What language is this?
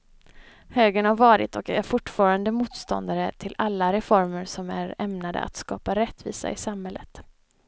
Swedish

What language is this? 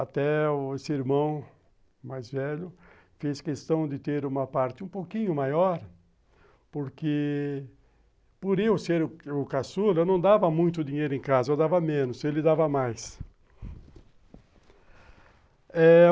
Portuguese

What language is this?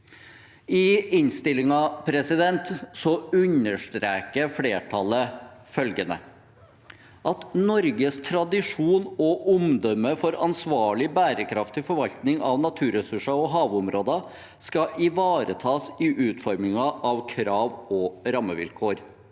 Norwegian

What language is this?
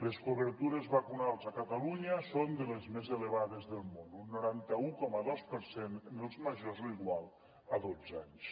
Catalan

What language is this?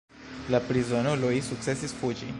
Esperanto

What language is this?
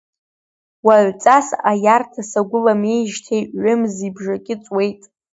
Abkhazian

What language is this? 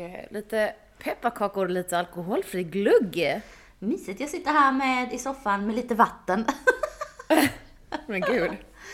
Swedish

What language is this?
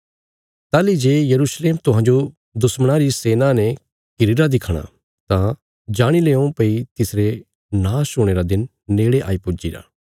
Bilaspuri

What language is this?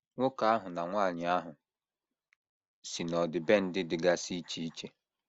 Igbo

